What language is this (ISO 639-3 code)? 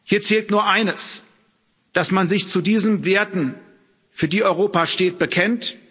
deu